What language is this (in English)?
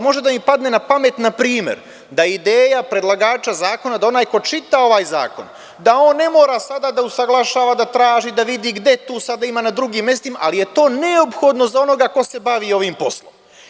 Serbian